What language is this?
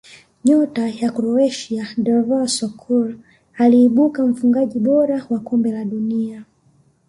Swahili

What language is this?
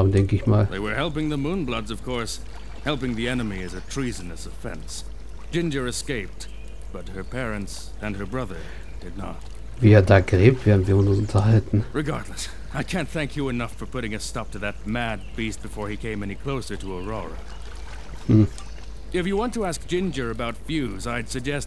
German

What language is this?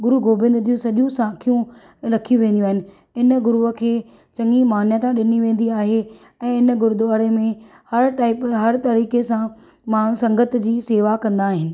Sindhi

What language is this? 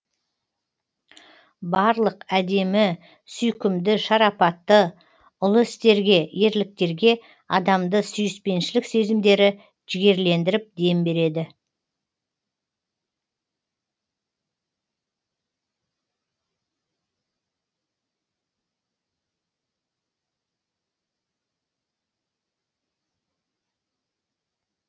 Kazakh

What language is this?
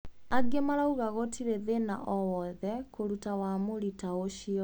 Kikuyu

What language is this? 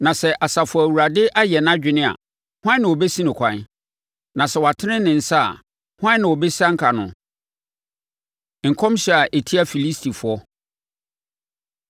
Akan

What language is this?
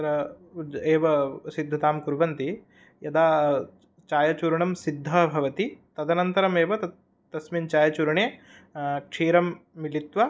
Sanskrit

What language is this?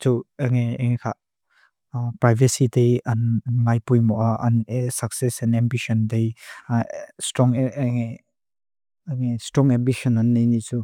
Mizo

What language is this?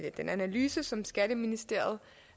Danish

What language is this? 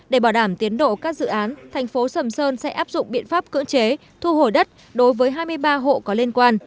Vietnamese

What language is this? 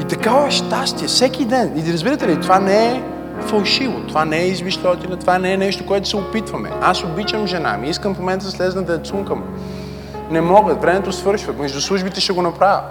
Bulgarian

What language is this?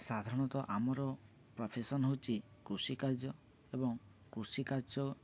Odia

